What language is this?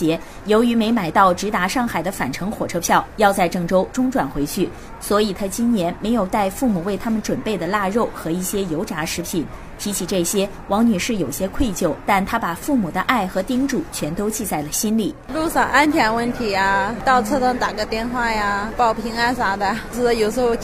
Chinese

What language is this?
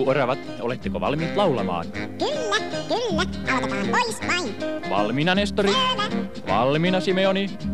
Finnish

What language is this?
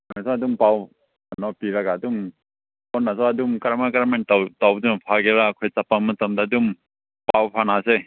Manipuri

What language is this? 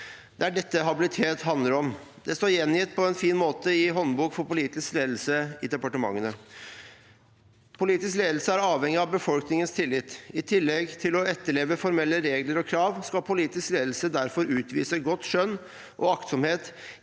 Norwegian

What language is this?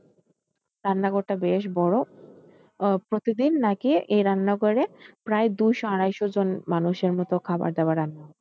Bangla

